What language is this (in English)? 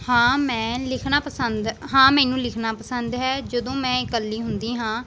Punjabi